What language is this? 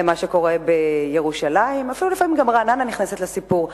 Hebrew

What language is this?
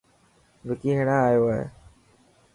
Dhatki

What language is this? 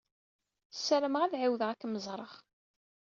Kabyle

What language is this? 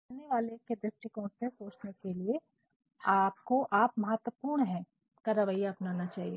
Hindi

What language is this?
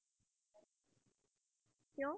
Punjabi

